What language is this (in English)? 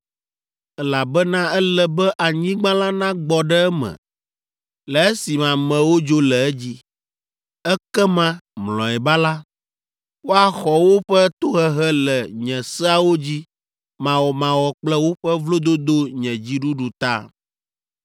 Ewe